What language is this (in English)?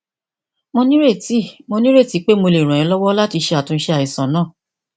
Yoruba